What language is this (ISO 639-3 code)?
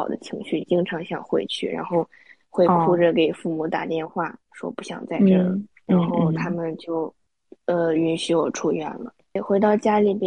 zho